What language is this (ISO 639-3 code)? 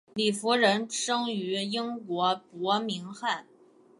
zho